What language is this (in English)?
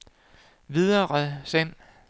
Danish